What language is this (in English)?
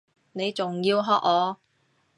Cantonese